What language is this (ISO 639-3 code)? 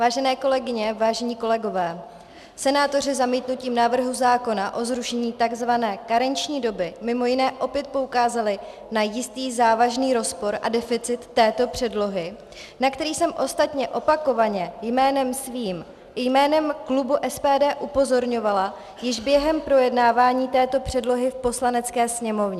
ces